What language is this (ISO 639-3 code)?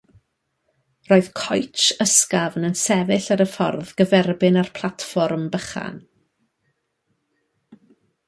cym